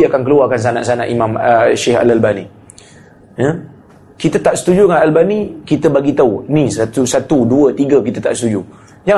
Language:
Malay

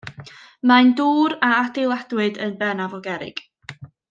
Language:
Welsh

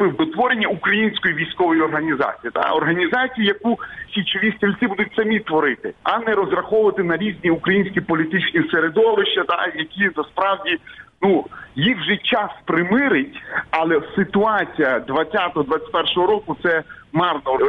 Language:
Ukrainian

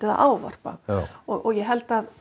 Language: Icelandic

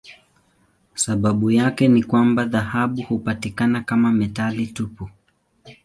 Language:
Swahili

